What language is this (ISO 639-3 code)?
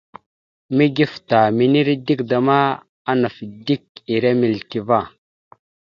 mxu